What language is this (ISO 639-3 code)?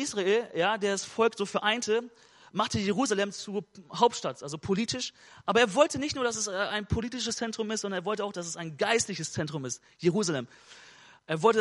deu